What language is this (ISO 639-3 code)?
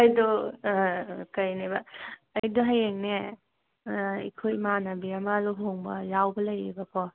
mni